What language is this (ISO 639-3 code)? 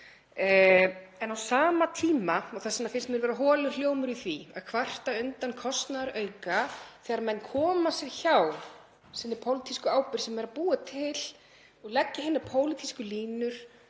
isl